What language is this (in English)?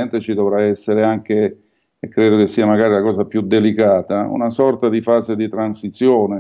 Italian